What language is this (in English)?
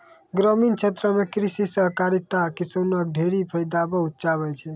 Maithili